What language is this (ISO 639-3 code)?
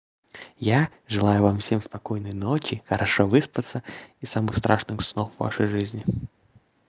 rus